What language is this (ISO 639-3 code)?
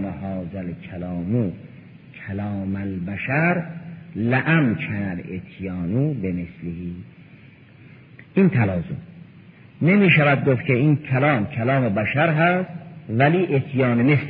fas